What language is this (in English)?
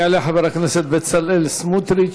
Hebrew